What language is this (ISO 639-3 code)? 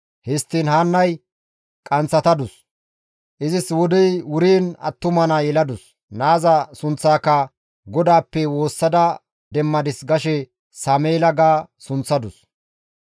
gmv